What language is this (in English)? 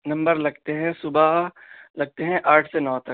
Urdu